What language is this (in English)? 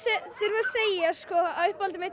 Icelandic